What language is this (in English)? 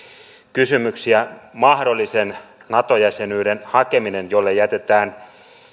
Finnish